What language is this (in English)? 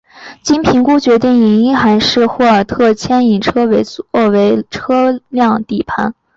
Chinese